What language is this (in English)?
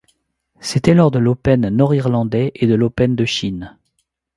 French